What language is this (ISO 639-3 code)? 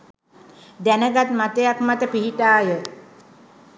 sin